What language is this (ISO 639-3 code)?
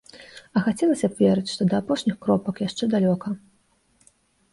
bel